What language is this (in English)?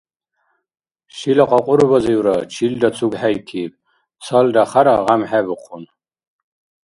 Dargwa